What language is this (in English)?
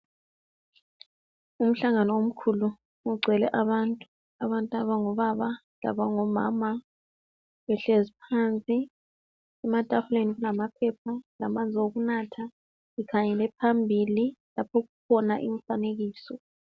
North Ndebele